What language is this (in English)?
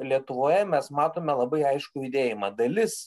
Lithuanian